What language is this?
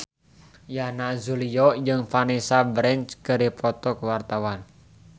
Sundanese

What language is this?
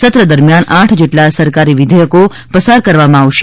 Gujarati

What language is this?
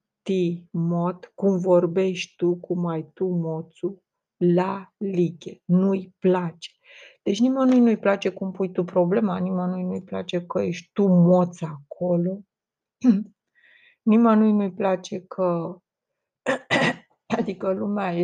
Romanian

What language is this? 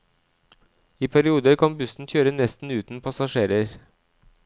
Norwegian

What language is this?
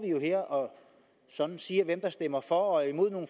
Danish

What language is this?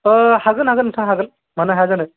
Bodo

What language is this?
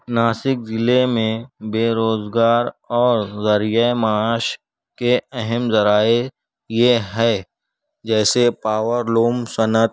Urdu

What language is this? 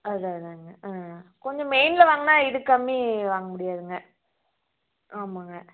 Tamil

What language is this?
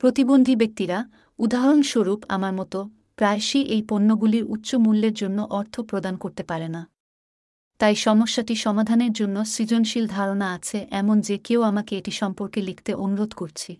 Bangla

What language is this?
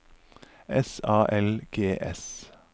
Norwegian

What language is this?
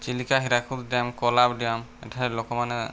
Odia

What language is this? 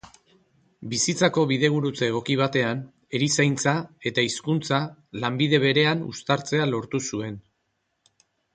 Basque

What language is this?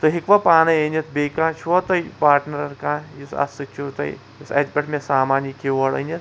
Kashmiri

